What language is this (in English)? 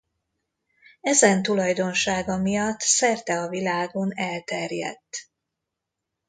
Hungarian